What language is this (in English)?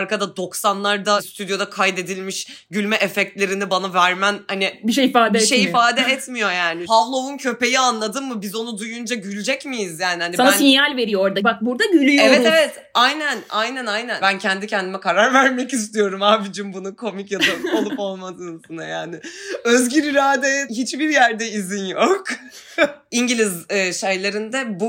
Turkish